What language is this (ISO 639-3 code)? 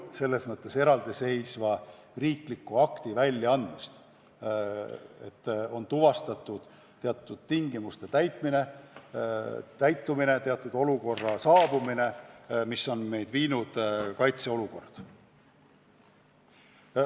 est